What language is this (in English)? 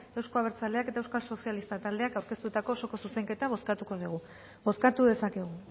Basque